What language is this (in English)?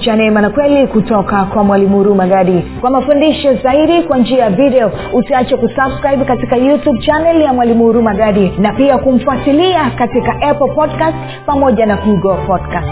Swahili